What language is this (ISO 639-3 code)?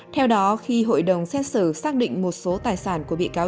vie